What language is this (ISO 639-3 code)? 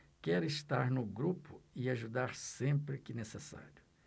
por